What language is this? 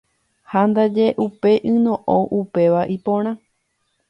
Guarani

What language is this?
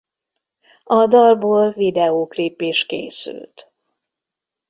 Hungarian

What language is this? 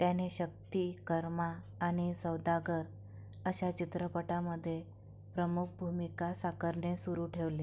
Marathi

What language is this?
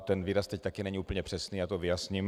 Czech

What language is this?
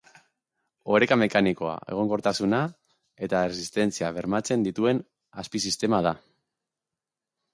Basque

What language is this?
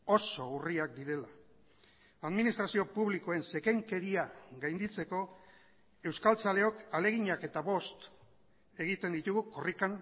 Basque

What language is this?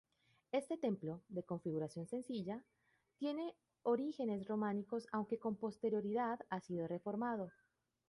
Spanish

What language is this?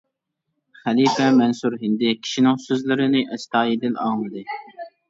Uyghur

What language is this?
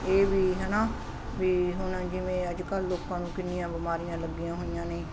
Punjabi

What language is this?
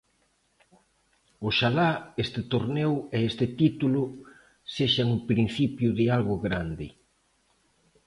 Galician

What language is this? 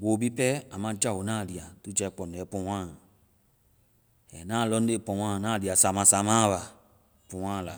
Vai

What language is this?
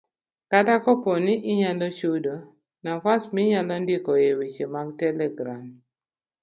Luo (Kenya and Tanzania)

